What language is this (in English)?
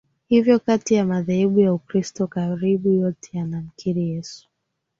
Swahili